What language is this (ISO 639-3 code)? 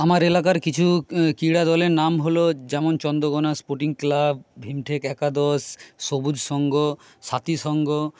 ben